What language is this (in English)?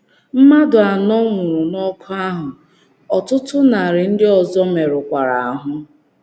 Igbo